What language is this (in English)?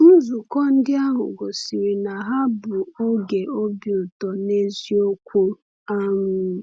Igbo